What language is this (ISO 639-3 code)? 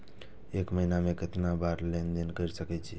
mai